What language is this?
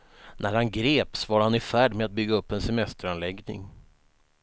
Swedish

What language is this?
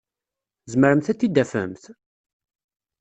Kabyle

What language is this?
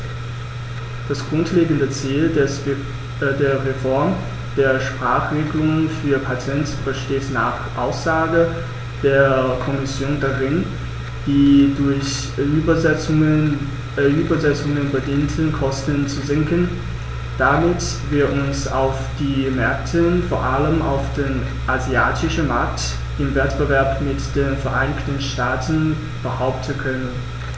German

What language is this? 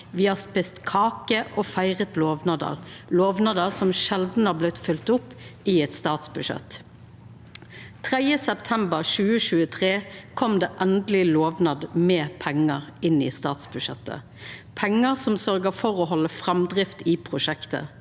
Norwegian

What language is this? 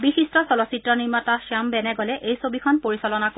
Assamese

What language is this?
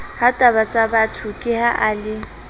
Southern Sotho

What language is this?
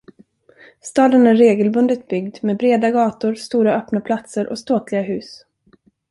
Swedish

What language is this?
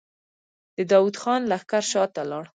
Pashto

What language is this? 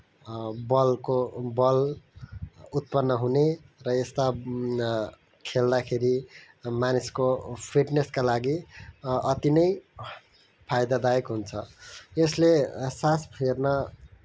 Nepali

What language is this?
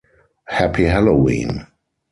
English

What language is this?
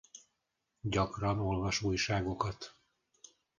Hungarian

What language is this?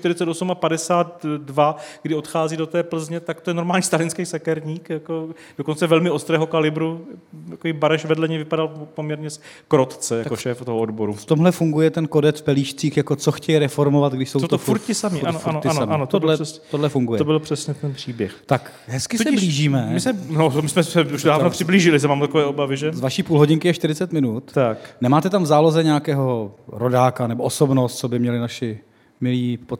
Czech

